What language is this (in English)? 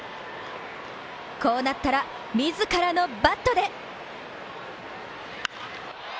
Japanese